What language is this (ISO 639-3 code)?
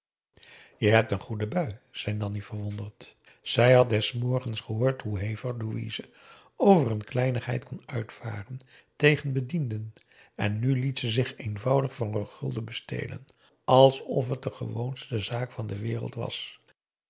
nld